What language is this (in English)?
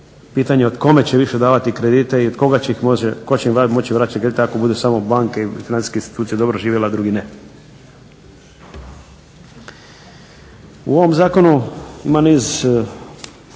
Croatian